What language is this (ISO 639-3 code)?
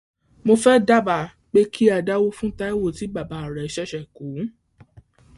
yor